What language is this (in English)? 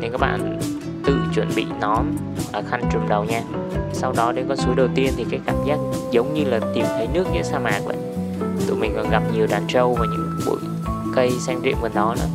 Vietnamese